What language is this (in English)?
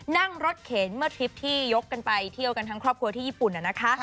Thai